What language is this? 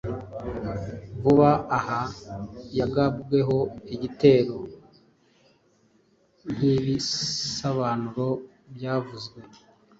Kinyarwanda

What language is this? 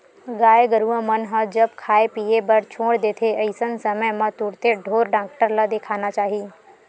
Chhattisgarhi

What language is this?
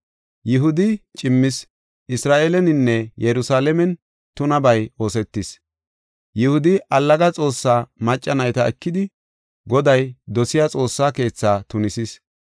Gofa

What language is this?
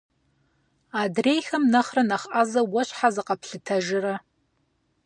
Kabardian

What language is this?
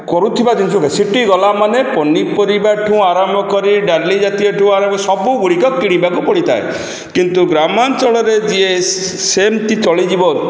Odia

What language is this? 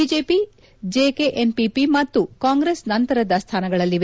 Kannada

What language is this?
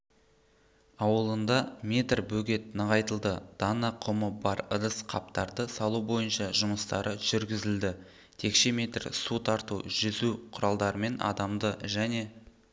Kazakh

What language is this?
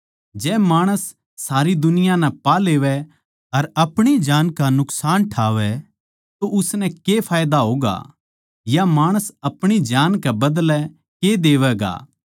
Haryanvi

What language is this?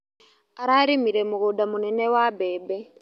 Kikuyu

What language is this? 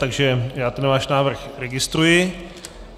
Czech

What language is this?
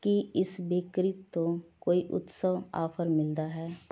Punjabi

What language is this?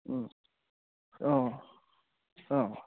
Assamese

